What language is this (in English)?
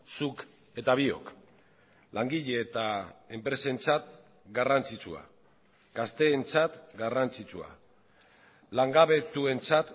Basque